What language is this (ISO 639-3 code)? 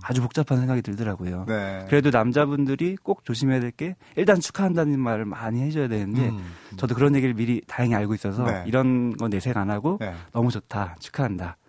kor